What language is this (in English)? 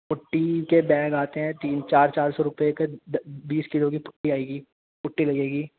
Urdu